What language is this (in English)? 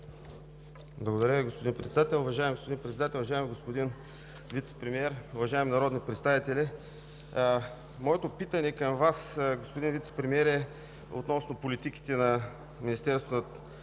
Bulgarian